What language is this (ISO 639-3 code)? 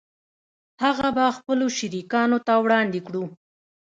pus